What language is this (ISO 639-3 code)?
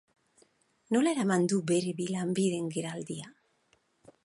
eus